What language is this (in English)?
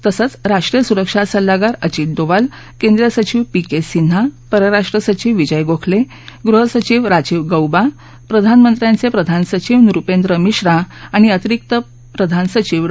Marathi